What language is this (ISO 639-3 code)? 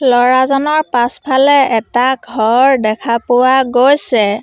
asm